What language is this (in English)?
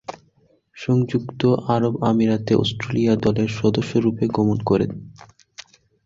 Bangla